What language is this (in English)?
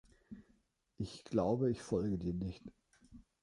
German